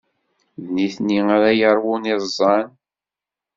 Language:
Kabyle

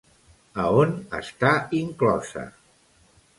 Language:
Catalan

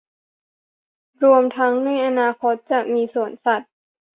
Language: Thai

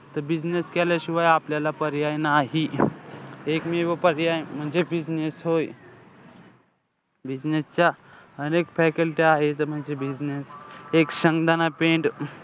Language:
Marathi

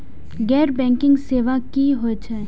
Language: Maithili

